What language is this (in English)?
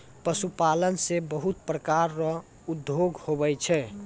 Maithili